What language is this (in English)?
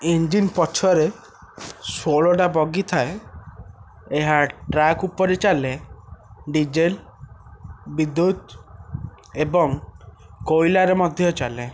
Odia